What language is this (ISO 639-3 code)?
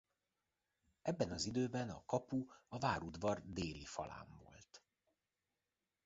hun